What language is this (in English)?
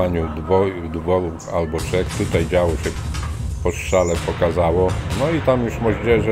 Polish